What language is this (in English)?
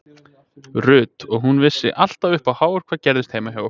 Icelandic